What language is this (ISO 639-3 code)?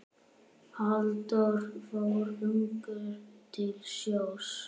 isl